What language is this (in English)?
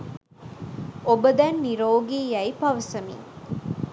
Sinhala